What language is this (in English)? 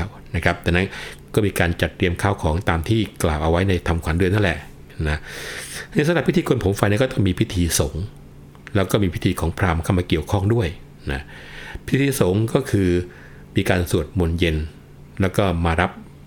Thai